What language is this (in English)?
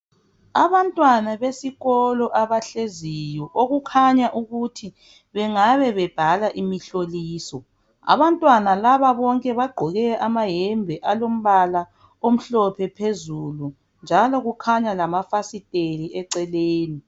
North Ndebele